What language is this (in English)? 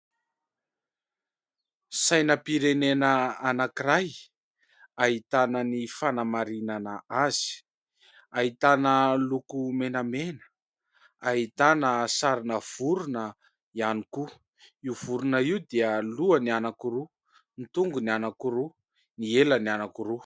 Malagasy